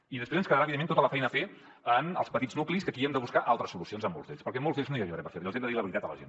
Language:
Catalan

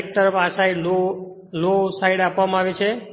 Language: Gujarati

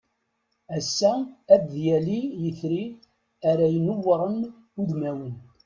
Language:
Kabyle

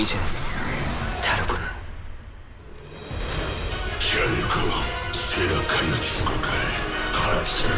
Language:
Korean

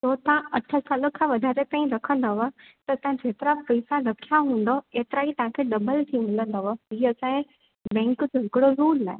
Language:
Sindhi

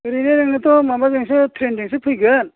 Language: Bodo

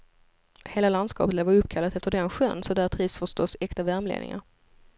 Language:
Swedish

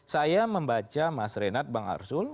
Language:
Indonesian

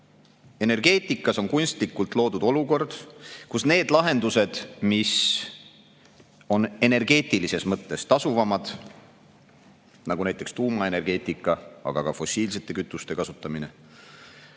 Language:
Estonian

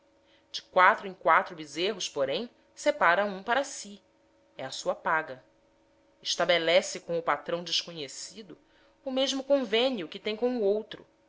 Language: Portuguese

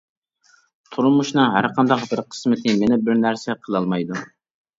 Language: Uyghur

